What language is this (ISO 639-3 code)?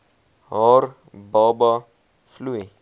afr